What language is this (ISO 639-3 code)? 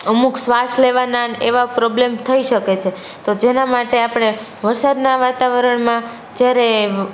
guj